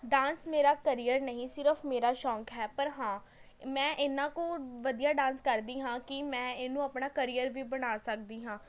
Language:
Punjabi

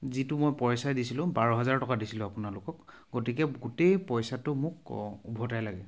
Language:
Assamese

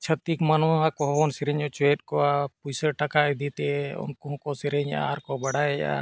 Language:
Santali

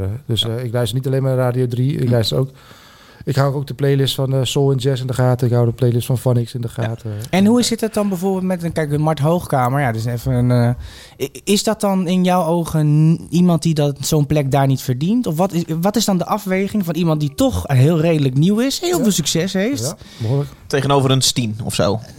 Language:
Dutch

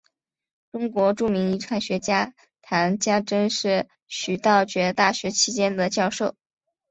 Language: Chinese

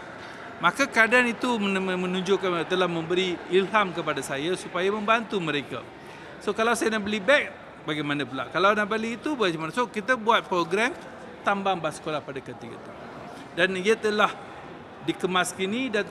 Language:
Malay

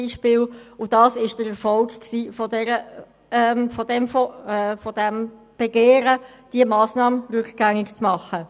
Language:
Swiss German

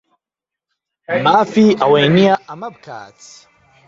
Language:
Central Kurdish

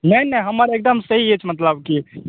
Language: Maithili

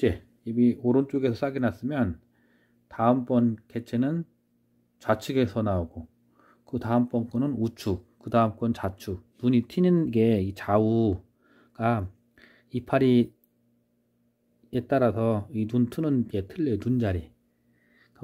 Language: Korean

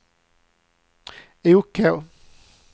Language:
Swedish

